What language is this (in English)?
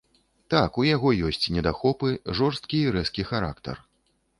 Belarusian